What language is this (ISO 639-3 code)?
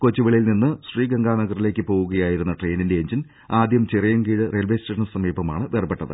mal